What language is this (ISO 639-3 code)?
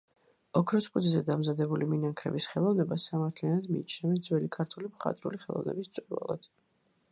kat